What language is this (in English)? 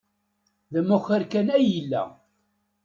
Kabyle